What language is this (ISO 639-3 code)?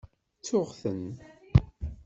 kab